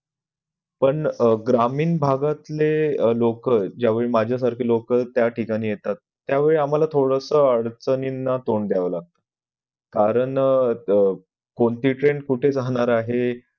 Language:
Marathi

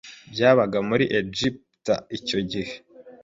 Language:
Kinyarwanda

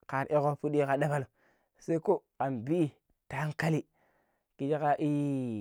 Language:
Pero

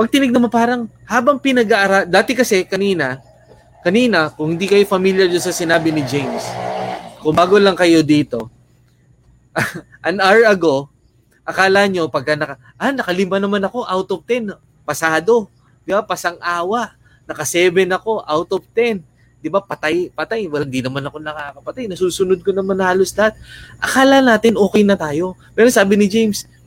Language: Filipino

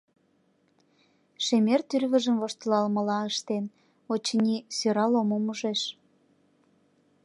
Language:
Mari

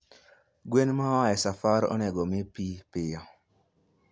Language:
Luo (Kenya and Tanzania)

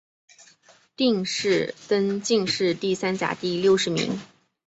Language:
Chinese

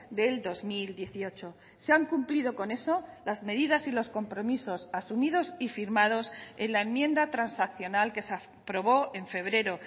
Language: Spanish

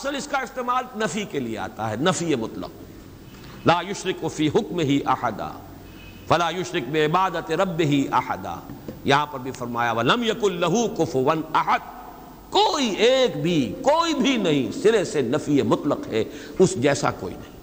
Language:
Urdu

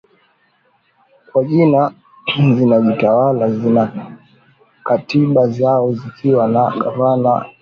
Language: Swahili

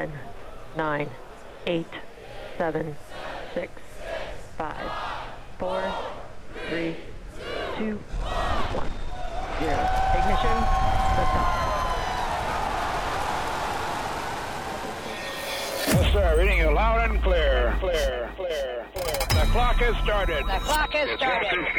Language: Ukrainian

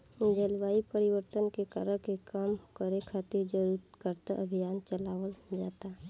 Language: Bhojpuri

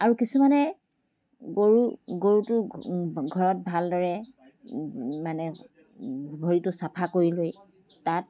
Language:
Assamese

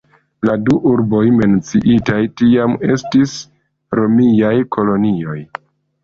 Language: Esperanto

